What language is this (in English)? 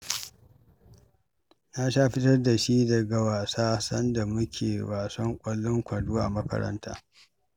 Hausa